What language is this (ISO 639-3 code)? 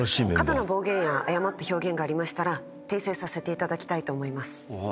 jpn